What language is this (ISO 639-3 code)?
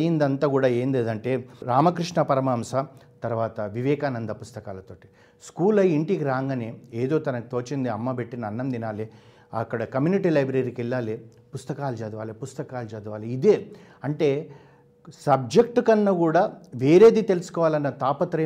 tel